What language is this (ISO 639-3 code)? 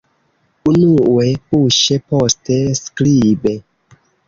epo